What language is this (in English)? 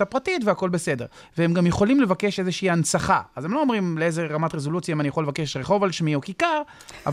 Hebrew